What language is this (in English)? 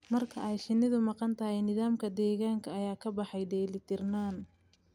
Somali